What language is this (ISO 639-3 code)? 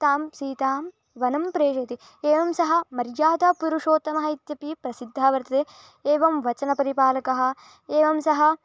san